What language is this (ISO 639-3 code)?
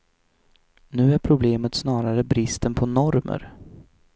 swe